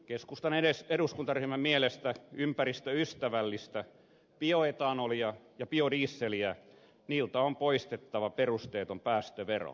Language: Finnish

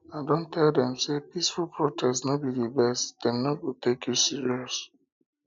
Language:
Nigerian Pidgin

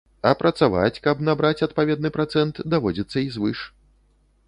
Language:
Belarusian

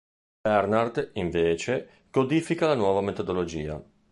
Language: Italian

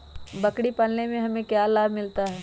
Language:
Magahi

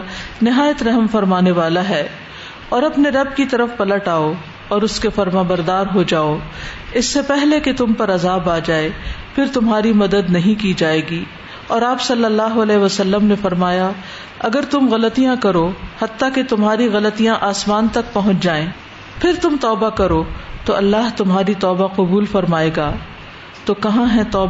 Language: Urdu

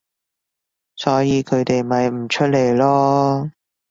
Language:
Cantonese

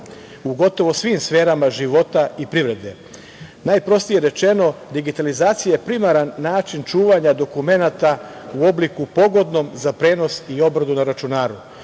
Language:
Serbian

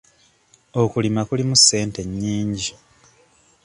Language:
Ganda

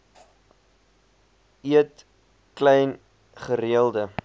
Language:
Afrikaans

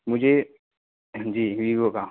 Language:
Urdu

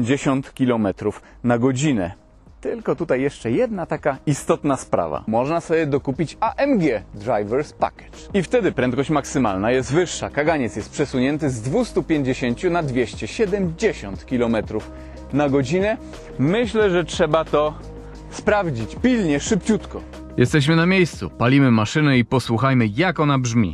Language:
Polish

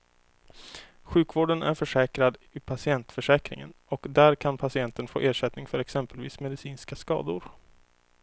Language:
Swedish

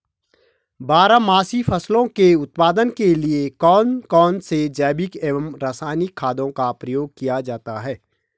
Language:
Hindi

